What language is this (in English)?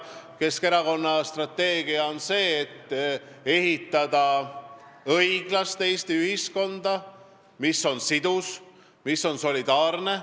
Estonian